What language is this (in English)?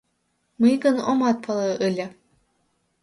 Mari